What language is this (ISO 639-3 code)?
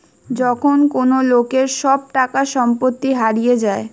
ben